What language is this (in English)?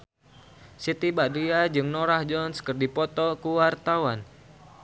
Sundanese